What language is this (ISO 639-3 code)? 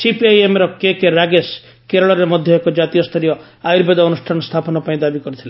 ori